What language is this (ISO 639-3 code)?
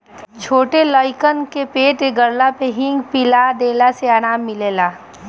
bho